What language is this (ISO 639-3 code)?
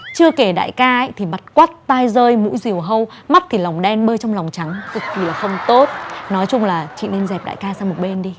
vie